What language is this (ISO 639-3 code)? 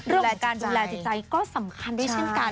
tha